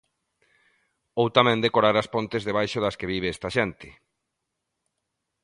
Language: Galician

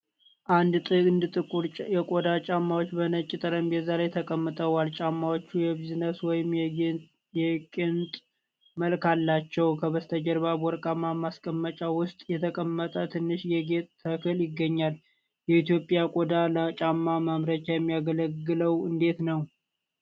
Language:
Amharic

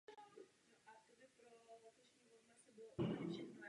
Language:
Czech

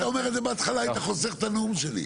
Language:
Hebrew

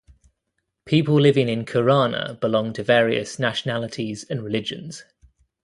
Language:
English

